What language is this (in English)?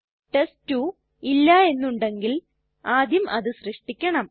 Malayalam